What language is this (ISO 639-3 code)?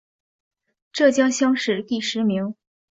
zho